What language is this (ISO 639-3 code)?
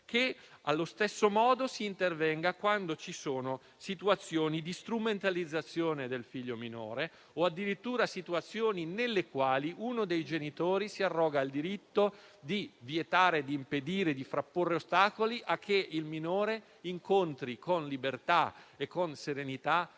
ita